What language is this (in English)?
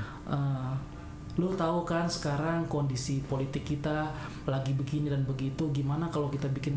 Indonesian